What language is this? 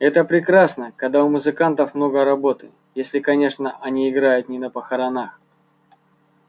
Russian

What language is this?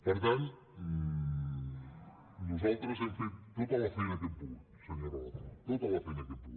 Catalan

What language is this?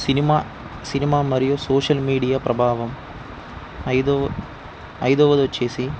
Telugu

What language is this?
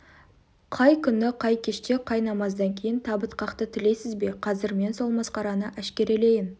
Kazakh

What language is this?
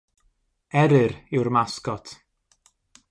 Welsh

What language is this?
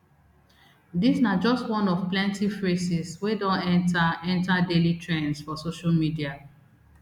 Nigerian Pidgin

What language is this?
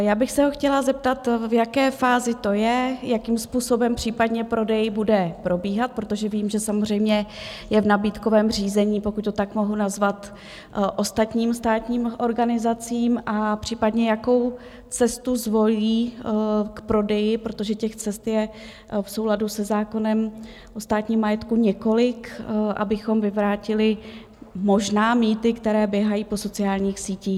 Czech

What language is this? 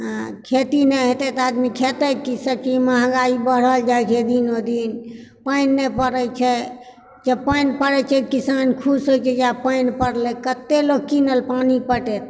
Maithili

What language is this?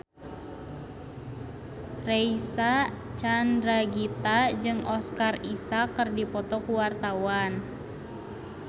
Sundanese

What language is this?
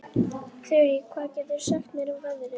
Icelandic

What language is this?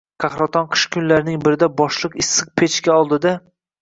Uzbek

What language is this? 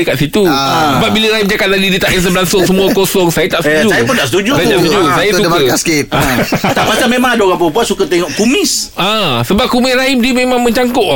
Malay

